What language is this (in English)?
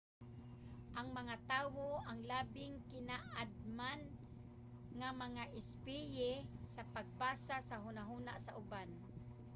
Cebuano